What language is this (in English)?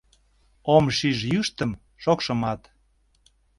Mari